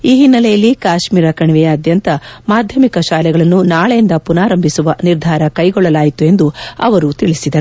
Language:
Kannada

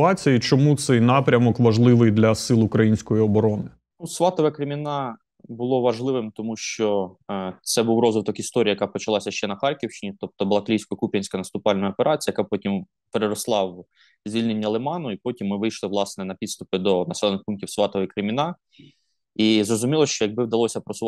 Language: Ukrainian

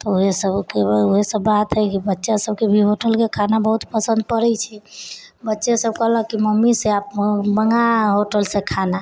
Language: Maithili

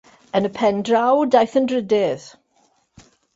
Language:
Welsh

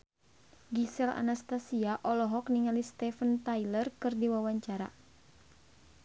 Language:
Sundanese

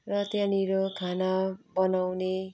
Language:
Nepali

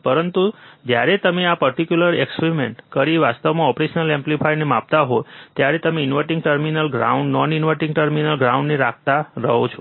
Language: Gujarati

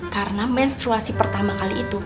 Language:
Indonesian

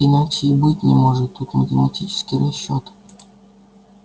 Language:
Russian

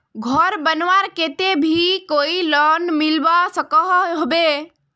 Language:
Magahi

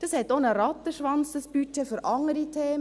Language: Swiss German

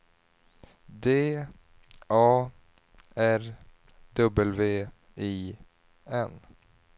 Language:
Swedish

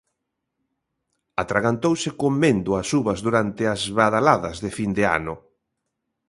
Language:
Galician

